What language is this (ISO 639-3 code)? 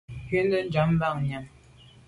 byv